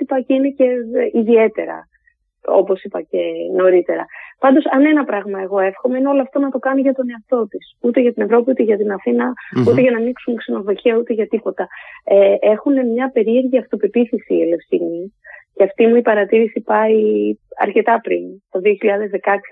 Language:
Greek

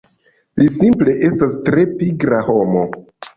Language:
Esperanto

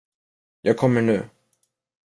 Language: Swedish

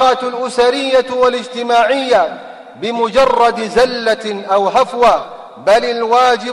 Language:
Arabic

